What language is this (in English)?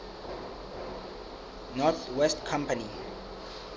Southern Sotho